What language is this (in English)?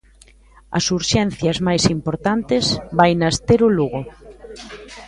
Galician